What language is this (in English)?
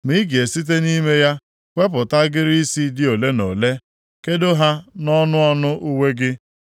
Igbo